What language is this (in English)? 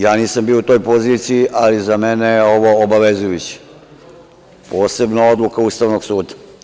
Serbian